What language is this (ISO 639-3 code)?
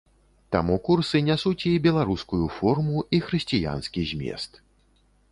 bel